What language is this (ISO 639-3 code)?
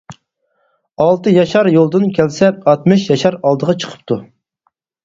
uig